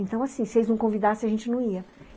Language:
Portuguese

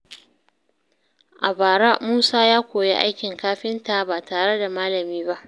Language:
Hausa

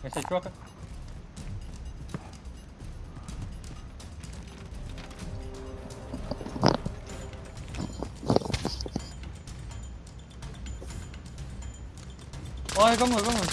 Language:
Vietnamese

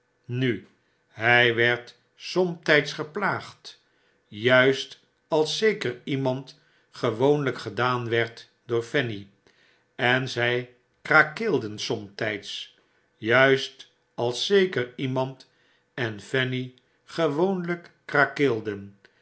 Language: Dutch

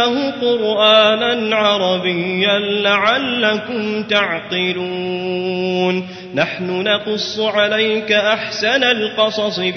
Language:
Arabic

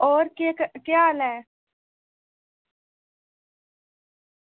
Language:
Dogri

